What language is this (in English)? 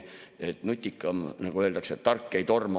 Estonian